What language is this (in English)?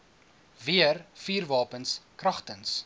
Afrikaans